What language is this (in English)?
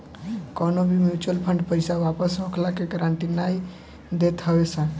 Bhojpuri